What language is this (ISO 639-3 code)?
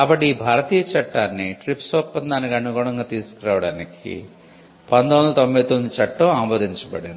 tel